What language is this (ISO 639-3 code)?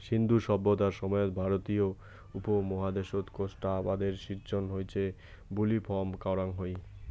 ben